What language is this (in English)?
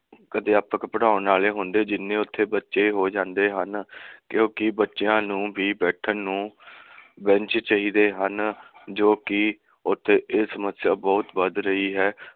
Punjabi